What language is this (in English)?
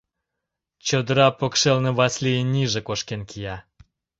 Mari